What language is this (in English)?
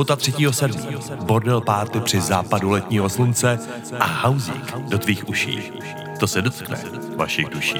Czech